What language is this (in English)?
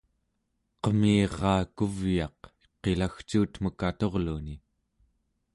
Central Yupik